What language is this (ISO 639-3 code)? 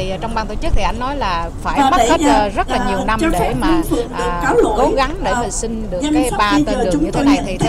vie